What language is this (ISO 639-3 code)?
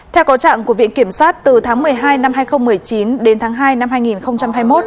vie